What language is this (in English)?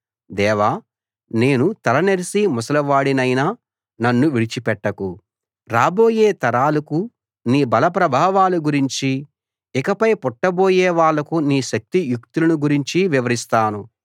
Telugu